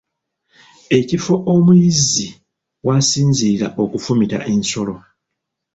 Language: Ganda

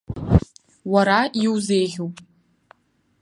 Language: Abkhazian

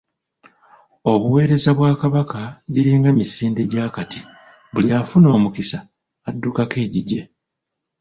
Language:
Ganda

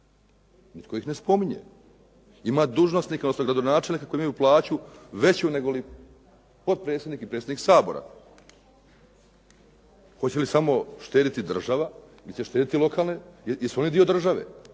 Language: Croatian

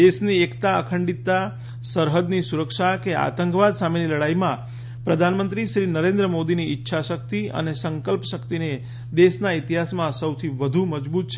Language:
Gujarati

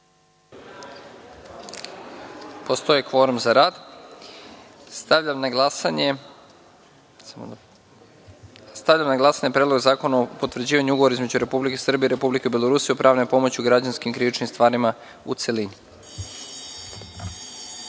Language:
Serbian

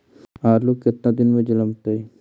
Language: Magahi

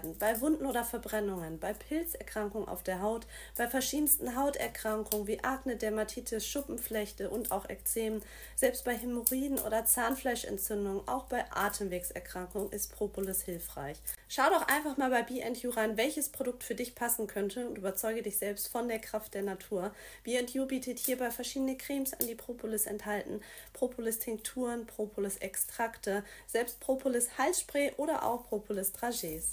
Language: German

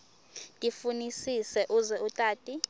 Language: Swati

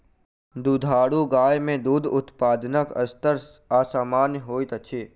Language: Maithili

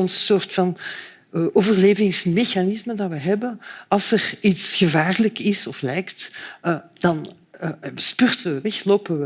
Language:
Dutch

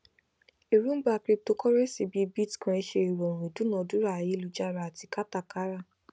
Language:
Yoruba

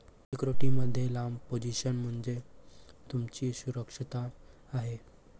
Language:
Marathi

